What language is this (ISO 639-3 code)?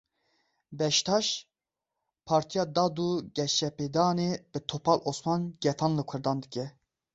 kur